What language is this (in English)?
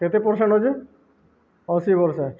Odia